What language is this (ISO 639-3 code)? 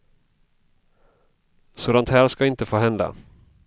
swe